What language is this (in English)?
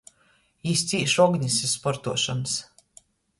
Latgalian